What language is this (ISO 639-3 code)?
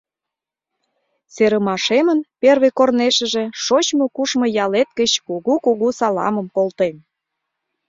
chm